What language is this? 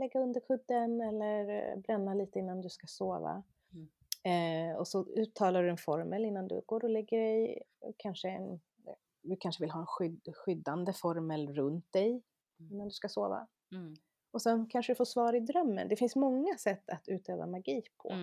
Swedish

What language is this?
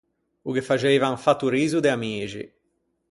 Ligurian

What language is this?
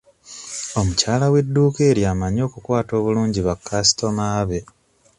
Ganda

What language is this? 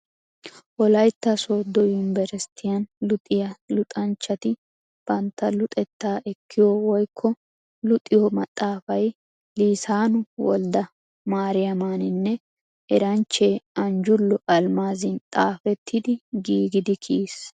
Wolaytta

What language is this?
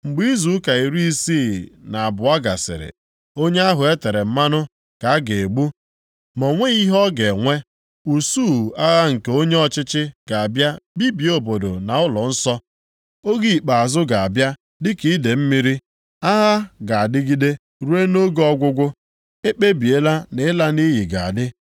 Igbo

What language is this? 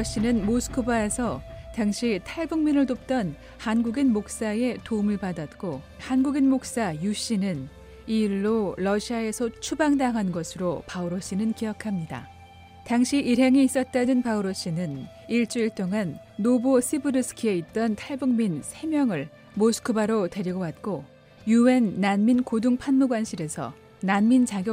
Korean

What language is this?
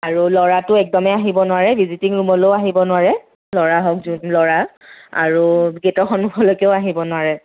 Assamese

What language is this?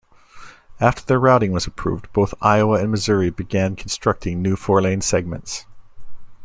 English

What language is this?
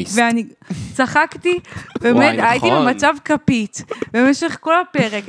Hebrew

